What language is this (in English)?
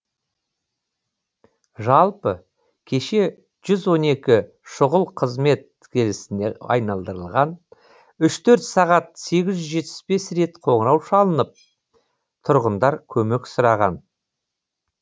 Kazakh